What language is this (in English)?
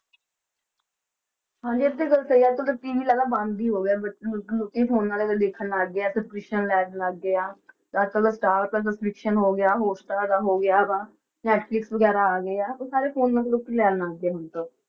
Punjabi